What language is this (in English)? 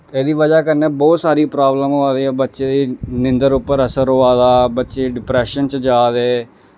Dogri